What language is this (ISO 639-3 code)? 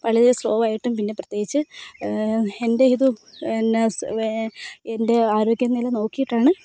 mal